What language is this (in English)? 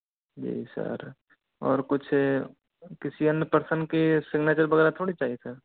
Hindi